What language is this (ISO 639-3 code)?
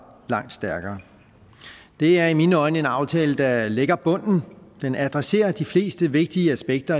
dan